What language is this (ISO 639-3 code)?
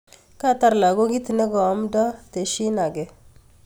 kln